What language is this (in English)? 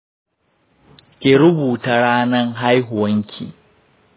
Hausa